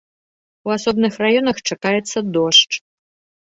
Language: Belarusian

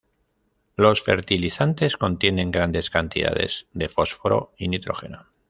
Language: Spanish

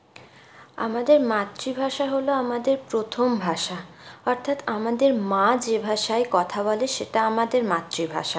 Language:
Bangla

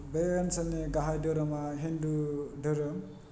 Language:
Bodo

